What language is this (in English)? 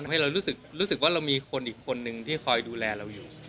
Thai